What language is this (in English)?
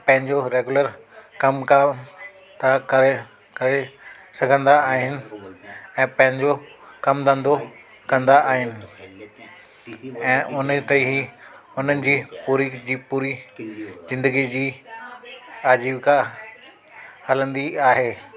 Sindhi